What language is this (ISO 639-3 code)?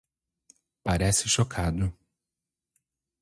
por